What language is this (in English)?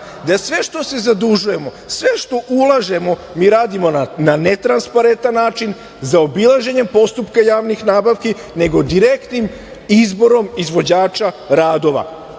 Serbian